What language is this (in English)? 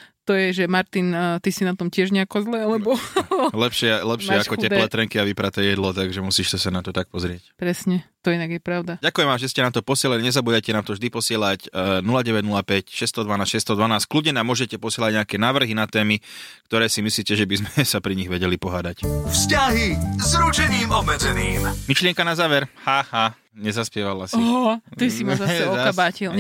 Slovak